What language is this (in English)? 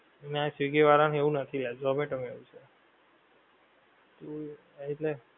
Gujarati